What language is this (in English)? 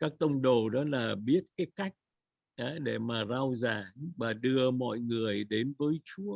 Vietnamese